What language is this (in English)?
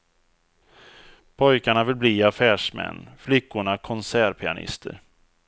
Swedish